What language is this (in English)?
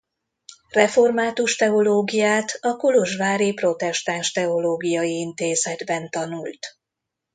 Hungarian